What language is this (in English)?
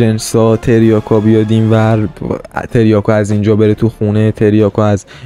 Persian